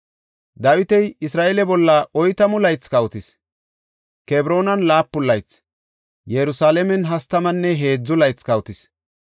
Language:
Gofa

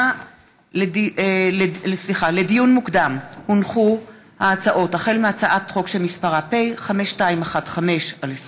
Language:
Hebrew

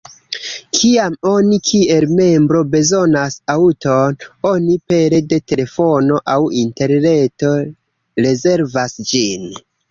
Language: Esperanto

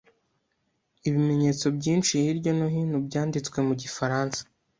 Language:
Kinyarwanda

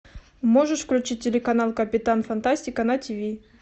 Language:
Russian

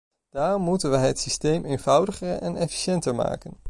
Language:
Dutch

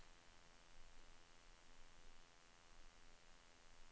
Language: Swedish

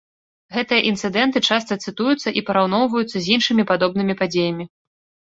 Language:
Belarusian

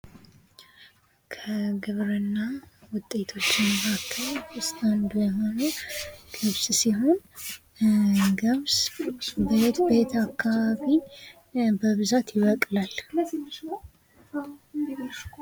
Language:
Amharic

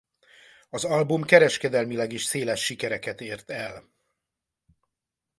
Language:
Hungarian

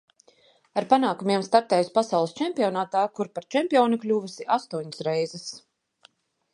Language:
Latvian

